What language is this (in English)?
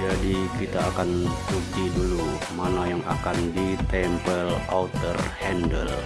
Indonesian